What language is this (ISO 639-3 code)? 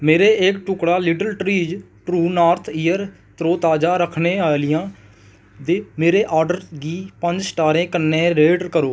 doi